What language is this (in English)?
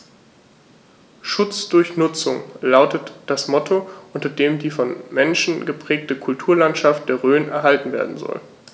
German